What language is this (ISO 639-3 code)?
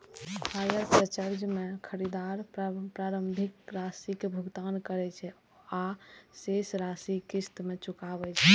mai